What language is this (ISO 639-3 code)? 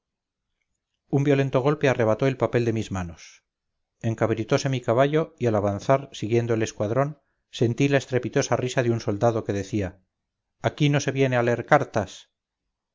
spa